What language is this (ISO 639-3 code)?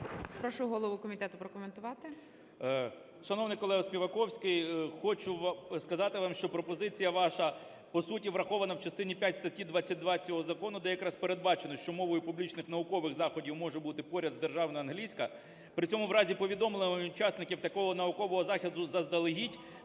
ukr